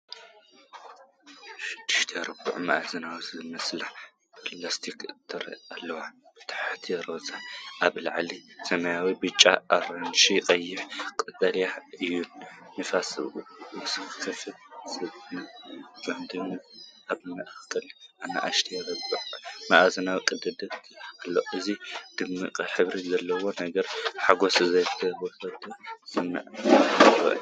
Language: Tigrinya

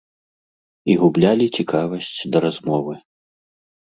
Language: Belarusian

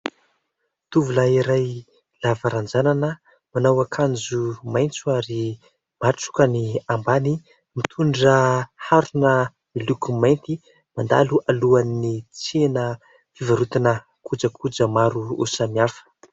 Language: Malagasy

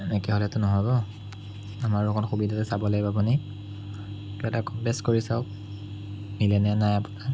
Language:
Assamese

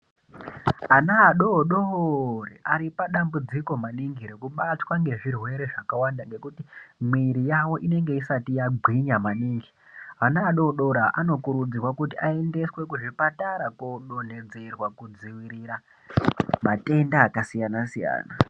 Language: Ndau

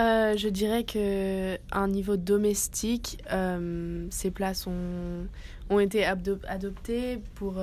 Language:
French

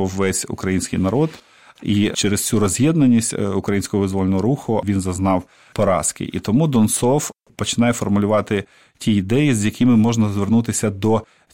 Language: Ukrainian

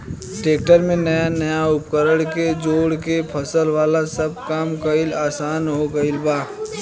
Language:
Bhojpuri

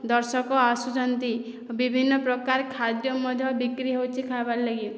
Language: Odia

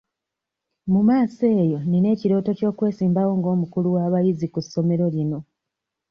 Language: Ganda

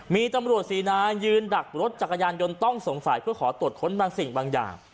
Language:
Thai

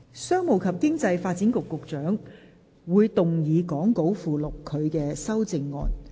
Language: Cantonese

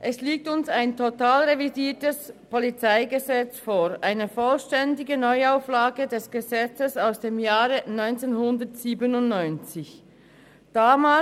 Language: Swiss German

